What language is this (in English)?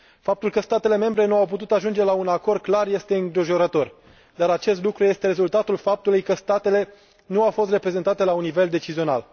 Romanian